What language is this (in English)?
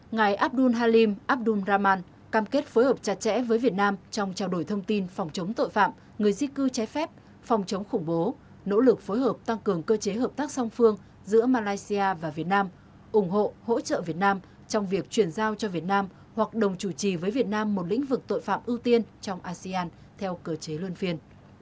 Vietnamese